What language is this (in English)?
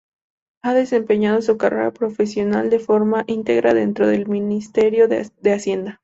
Spanish